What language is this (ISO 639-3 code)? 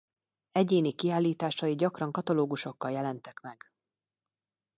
hun